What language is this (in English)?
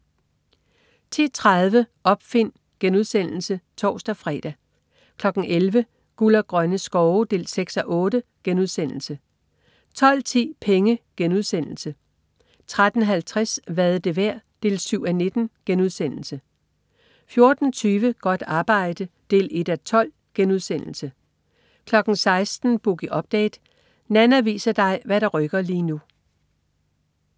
Danish